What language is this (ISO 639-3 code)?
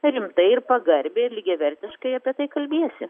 lit